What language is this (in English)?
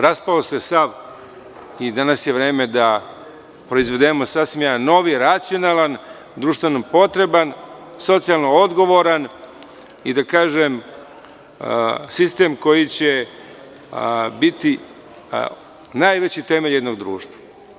Serbian